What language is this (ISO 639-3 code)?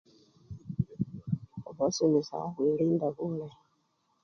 luy